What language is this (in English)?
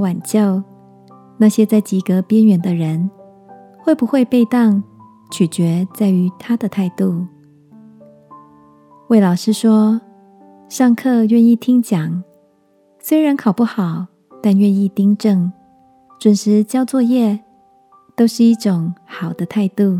Chinese